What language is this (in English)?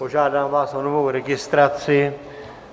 Czech